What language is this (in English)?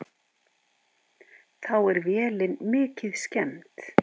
Icelandic